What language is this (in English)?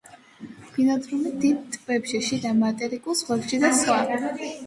Georgian